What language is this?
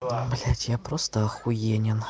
Russian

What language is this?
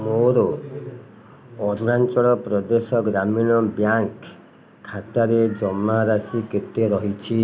Odia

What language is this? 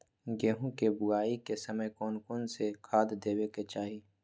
Magahi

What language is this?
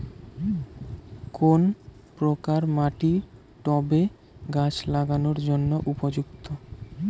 Bangla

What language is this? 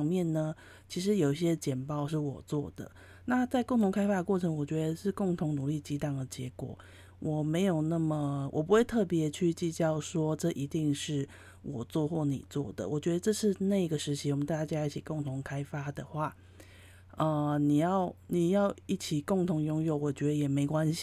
Chinese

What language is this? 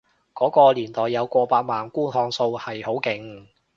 Cantonese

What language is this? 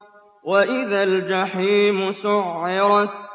Arabic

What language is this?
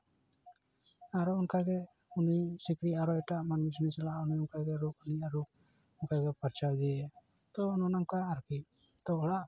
Santali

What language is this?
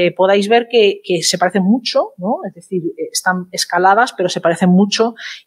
Spanish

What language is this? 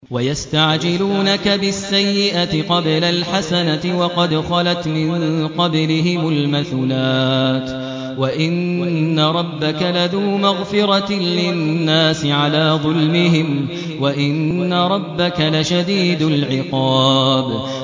Arabic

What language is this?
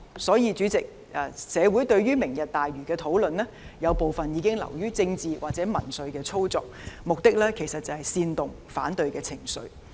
Cantonese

